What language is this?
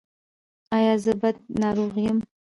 Pashto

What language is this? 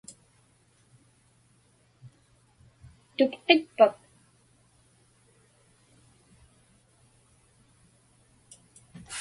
Inupiaq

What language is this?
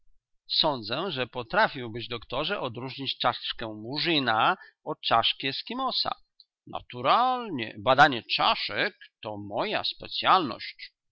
Polish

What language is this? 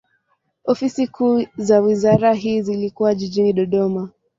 Swahili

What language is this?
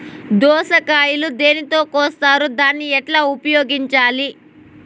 Telugu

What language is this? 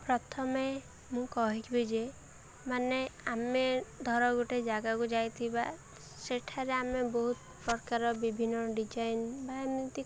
Odia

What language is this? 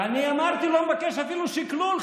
Hebrew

